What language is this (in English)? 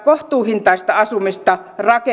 Finnish